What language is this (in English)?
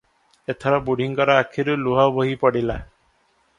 Odia